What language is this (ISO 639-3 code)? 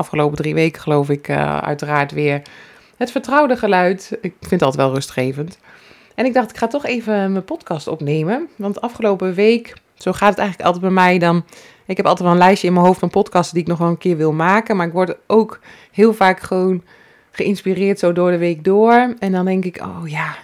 nld